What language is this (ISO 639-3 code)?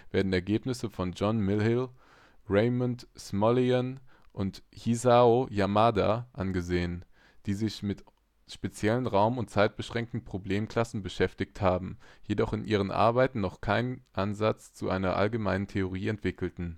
deu